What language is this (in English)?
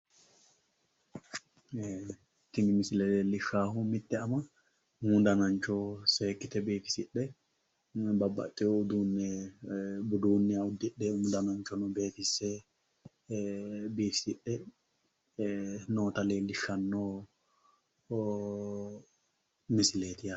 Sidamo